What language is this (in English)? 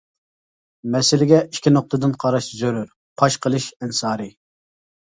Uyghur